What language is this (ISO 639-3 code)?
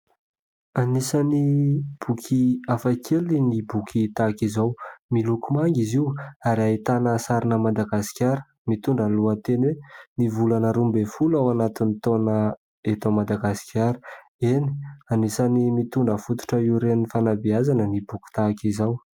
mlg